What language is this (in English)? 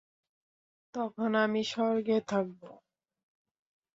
Bangla